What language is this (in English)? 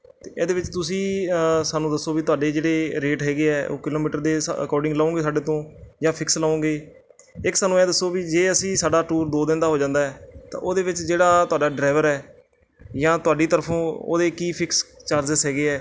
Punjabi